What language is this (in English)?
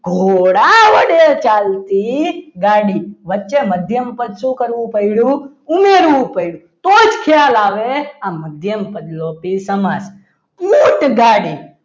Gujarati